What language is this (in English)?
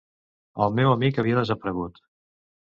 Catalan